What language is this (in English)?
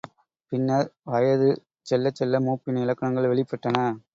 Tamil